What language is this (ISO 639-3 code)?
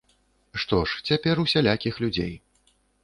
bel